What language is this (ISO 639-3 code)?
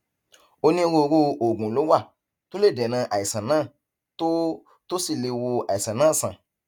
yor